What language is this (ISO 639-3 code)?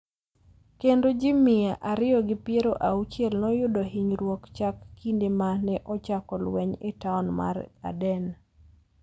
luo